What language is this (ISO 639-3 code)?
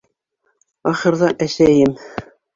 bak